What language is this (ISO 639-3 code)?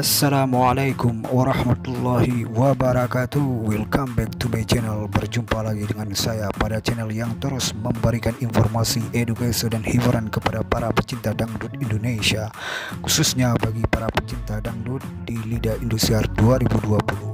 ind